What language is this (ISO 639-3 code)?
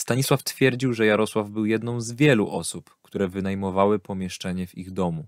pol